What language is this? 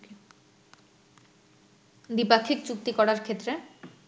Bangla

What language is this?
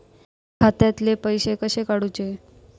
Marathi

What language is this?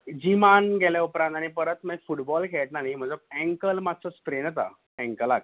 Konkani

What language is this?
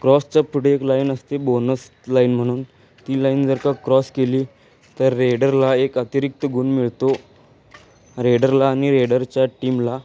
Marathi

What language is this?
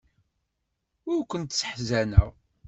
Kabyle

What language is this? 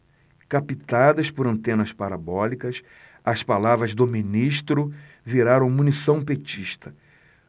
Portuguese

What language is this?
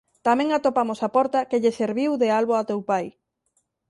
Galician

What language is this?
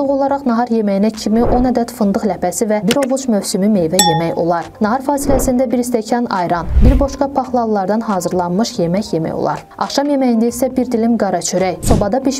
Turkish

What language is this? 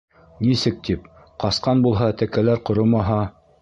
Bashkir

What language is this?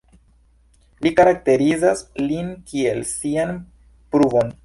Esperanto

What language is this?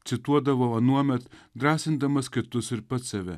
Lithuanian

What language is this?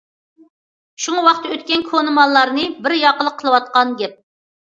Uyghur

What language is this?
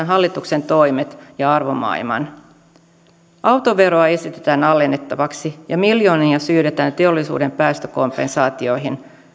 Finnish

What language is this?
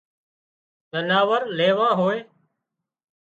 Wadiyara Koli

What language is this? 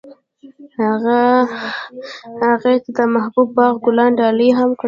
Pashto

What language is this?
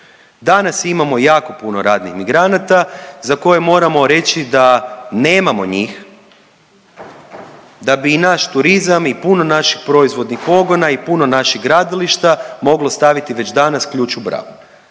Croatian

